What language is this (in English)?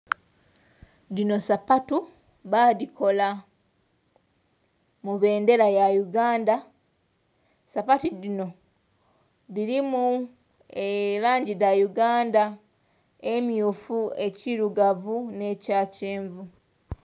Soga